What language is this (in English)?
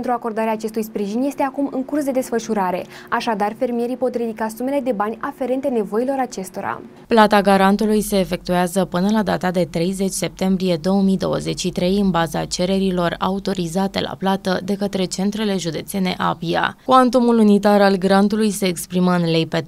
Romanian